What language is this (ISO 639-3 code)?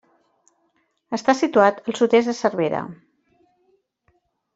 cat